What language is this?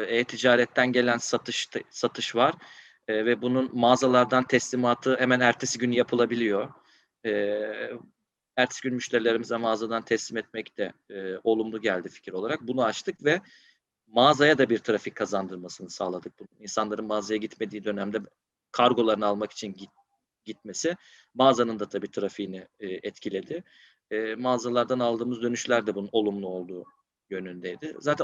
Turkish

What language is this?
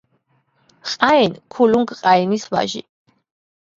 Georgian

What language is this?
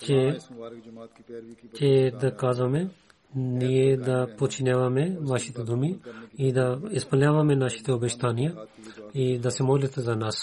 Bulgarian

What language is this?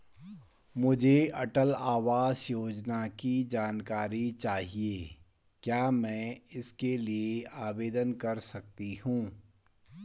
Hindi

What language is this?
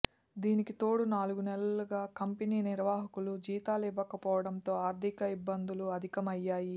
Telugu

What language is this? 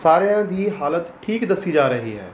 Punjabi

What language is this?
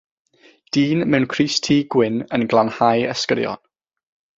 Welsh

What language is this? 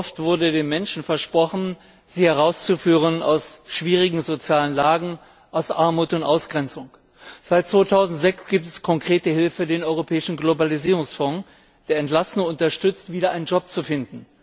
German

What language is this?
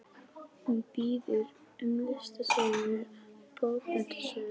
Icelandic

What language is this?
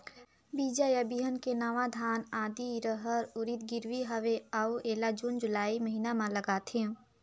Chhattisgarhi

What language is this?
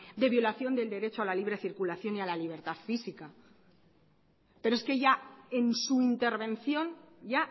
Spanish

